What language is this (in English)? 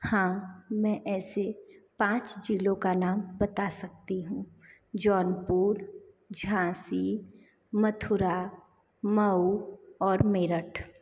Hindi